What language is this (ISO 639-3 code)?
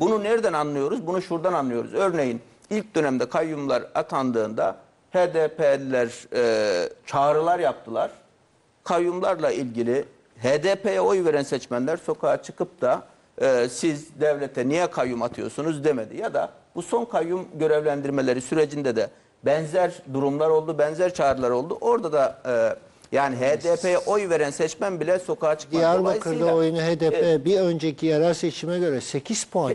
tur